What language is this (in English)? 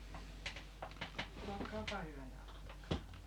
Finnish